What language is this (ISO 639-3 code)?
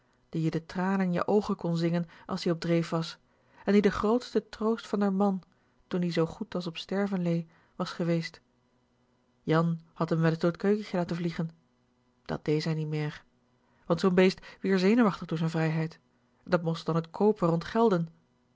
nld